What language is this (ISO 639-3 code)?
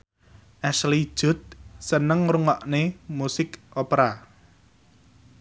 jav